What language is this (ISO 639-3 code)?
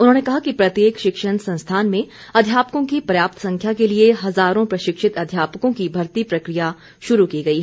hin